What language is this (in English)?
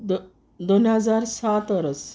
Konkani